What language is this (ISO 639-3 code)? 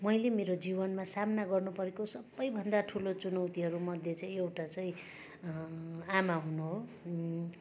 nep